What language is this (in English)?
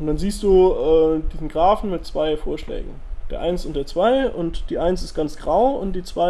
German